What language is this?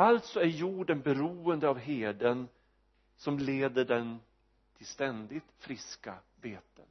Swedish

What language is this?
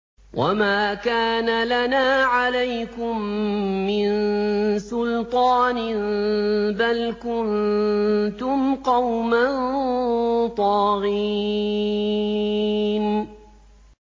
Arabic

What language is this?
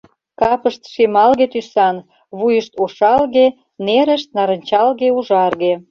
Mari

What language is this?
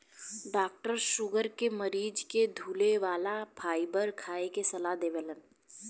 Bhojpuri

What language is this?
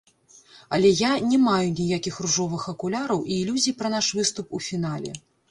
Belarusian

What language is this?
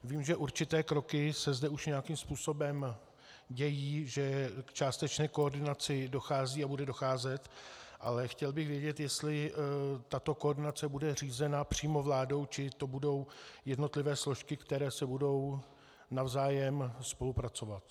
Czech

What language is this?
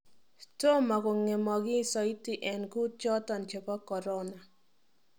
Kalenjin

